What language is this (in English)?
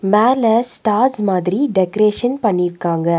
Tamil